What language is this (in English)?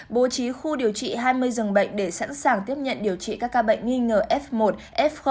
Vietnamese